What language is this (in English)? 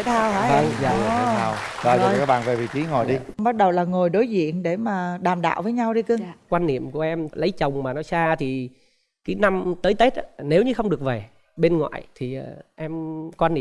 Vietnamese